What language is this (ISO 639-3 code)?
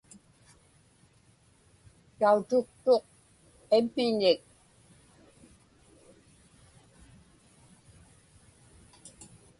ipk